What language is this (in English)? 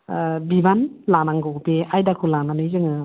Bodo